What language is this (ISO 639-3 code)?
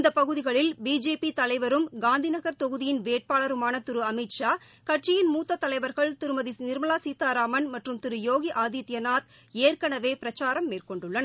tam